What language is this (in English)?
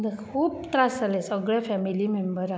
Konkani